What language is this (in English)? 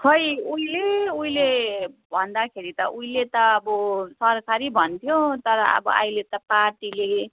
Nepali